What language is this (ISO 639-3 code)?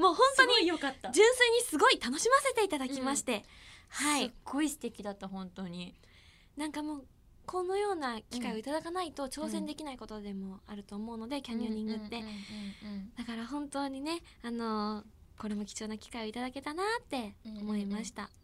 jpn